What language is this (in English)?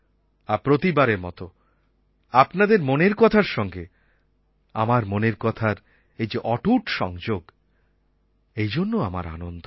Bangla